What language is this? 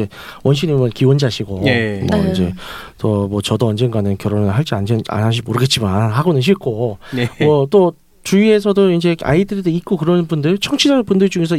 Korean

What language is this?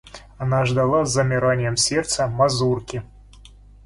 Russian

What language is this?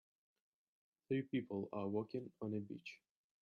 English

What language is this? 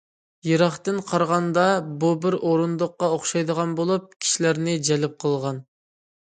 Uyghur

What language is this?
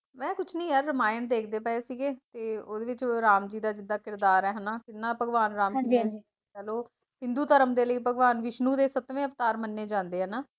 Punjabi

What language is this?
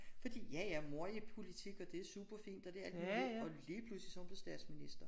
Danish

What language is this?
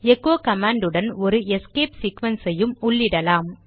Tamil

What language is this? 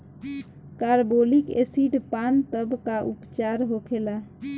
Bhojpuri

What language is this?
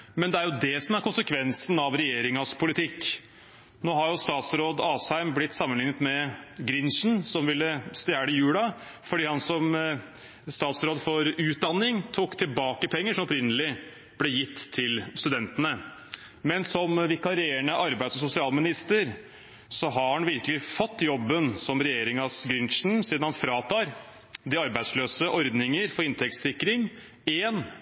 Norwegian Bokmål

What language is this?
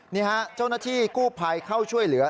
Thai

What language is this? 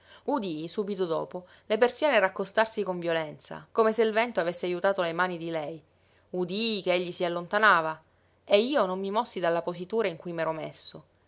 Italian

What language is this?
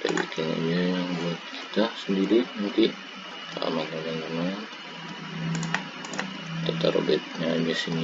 Indonesian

